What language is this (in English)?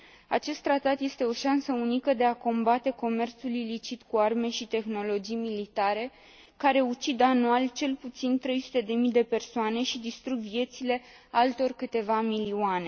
Romanian